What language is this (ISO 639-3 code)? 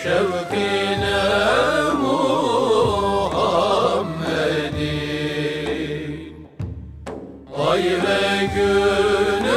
tur